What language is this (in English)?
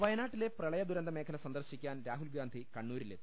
Malayalam